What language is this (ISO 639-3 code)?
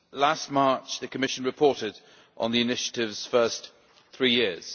eng